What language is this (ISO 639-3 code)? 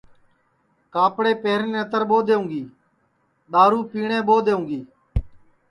ssi